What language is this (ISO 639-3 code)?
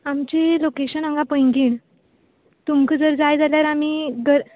kok